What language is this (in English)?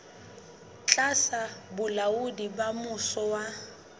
Southern Sotho